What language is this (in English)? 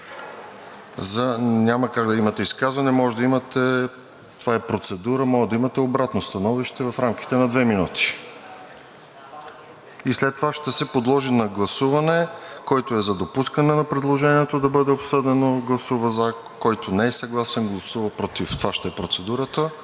Bulgarian